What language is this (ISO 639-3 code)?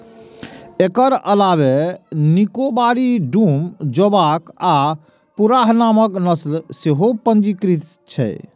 mai